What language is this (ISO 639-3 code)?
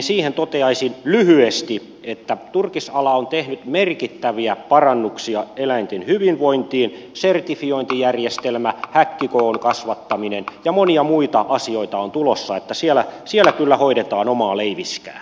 fin